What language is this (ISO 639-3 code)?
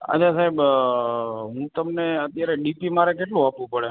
guj